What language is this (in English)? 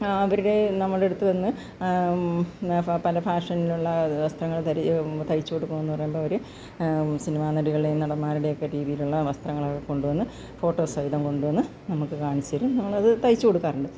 Malayalam